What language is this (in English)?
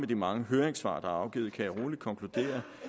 Danish